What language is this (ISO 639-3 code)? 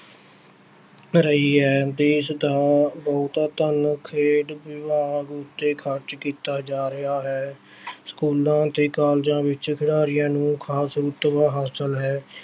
pan